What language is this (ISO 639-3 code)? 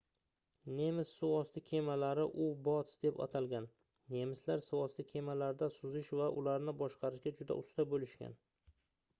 uzb